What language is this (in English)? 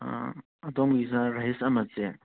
Manipuri